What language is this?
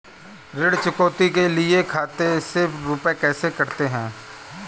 Hindi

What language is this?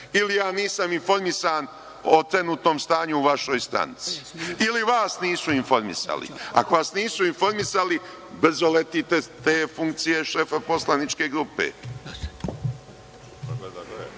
Serbian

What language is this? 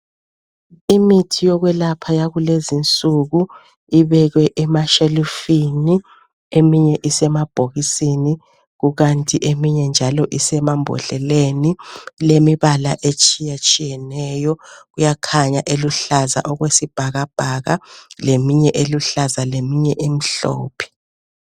North Ndebele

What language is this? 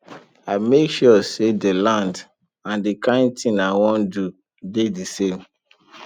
Nigerian Pidgin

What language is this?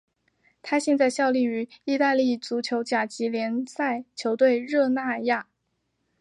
Chinese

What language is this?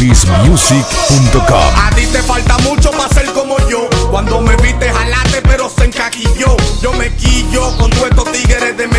Spanish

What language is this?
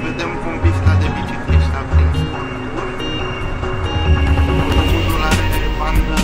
Romanian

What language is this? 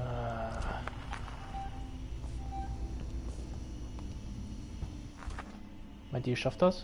German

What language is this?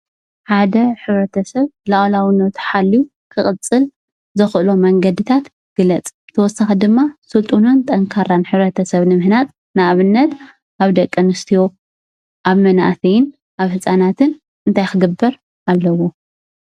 Tigrinya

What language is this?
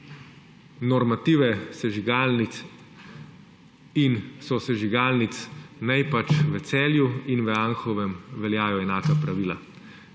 Slovenian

